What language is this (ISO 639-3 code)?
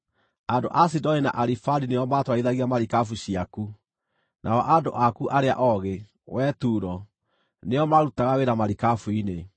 kik